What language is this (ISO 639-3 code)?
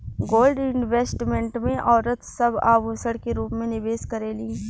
bho